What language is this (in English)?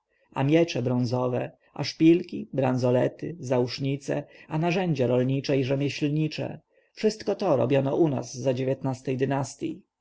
Polish